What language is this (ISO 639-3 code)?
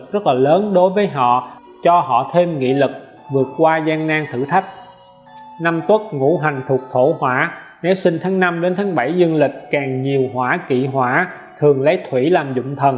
vie